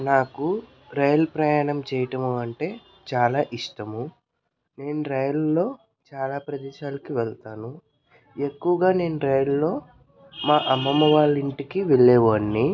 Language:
Telugu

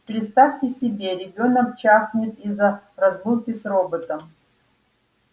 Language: Russian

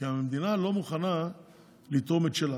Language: Hebrew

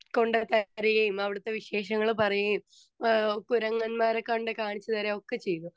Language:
Malayalam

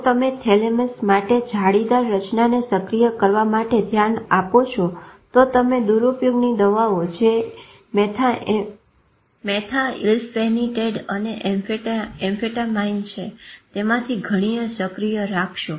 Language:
Gujarati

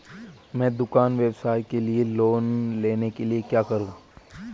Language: Hindi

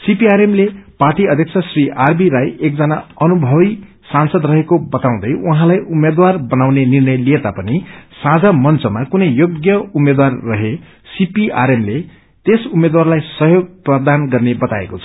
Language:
Nepali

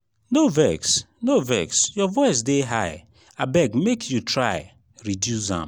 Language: Nigerian Pidgin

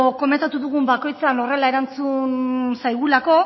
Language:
Basque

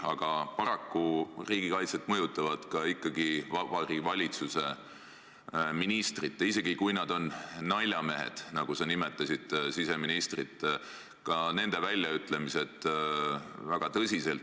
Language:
Estonian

